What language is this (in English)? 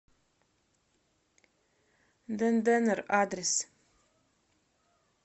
Russian